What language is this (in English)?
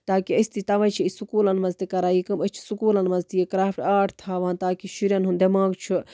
Kashmiri